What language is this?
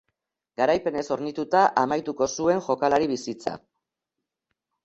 Basque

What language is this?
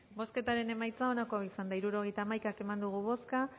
Basque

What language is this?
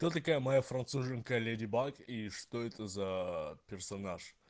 Russian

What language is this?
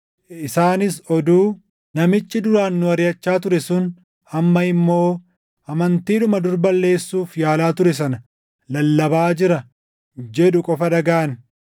Oromo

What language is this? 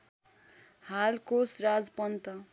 Nepali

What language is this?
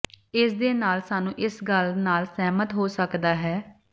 Punjabi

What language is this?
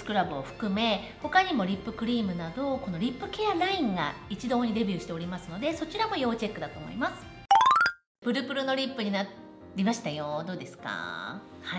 Japanese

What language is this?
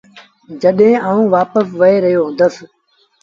Sindhi Bhil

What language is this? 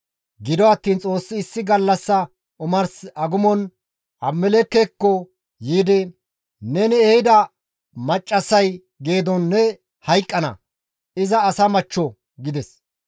Gamo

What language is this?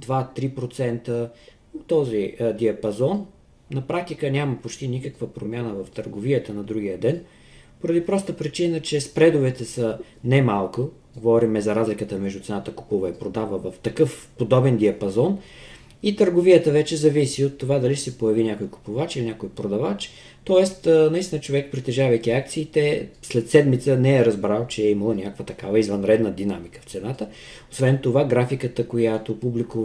Bulgarian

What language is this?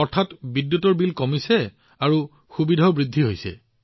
Assamese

